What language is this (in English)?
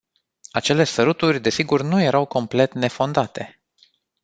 Romanian